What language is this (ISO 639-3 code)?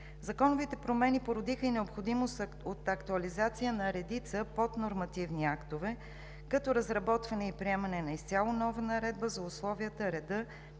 bul